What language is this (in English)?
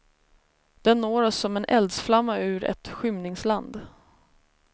Swedish